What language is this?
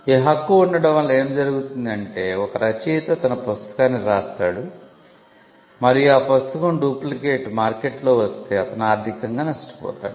Telugu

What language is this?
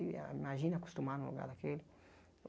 Portuguese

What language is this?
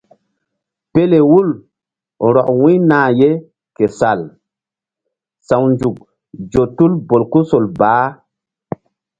Mbum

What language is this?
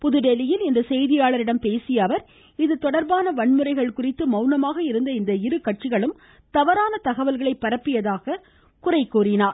Tamil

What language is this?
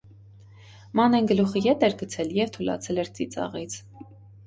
Armenian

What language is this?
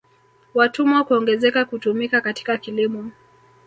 Swahili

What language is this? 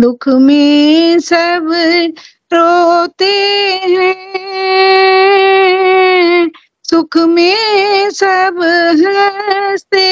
Hindi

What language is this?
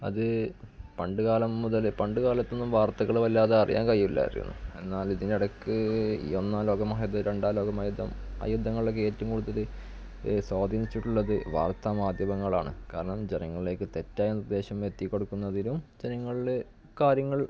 Malayalam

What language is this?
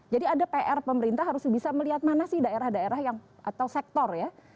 Indonesian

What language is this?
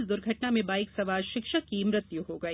Hindi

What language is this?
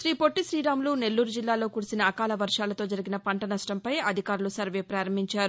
Telugu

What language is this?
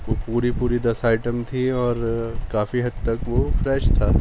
Urdu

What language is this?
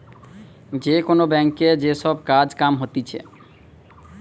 Bangla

